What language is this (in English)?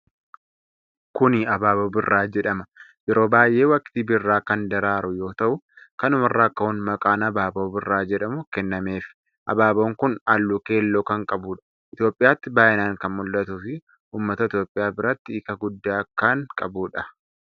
Oromo